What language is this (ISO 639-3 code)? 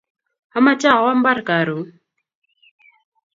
kln